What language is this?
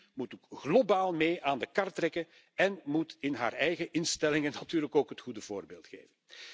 Dutch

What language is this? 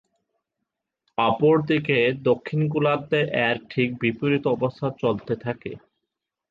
Bangla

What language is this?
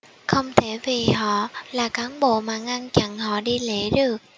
Vietnamese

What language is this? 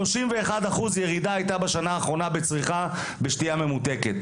Hebrew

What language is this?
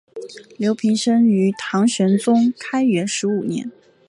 Chinese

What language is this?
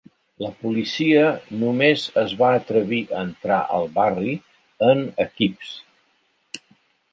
Catalan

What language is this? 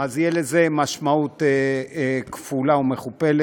Hebrew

